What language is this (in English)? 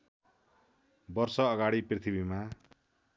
Nepali